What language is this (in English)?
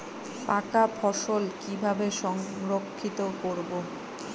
Bangla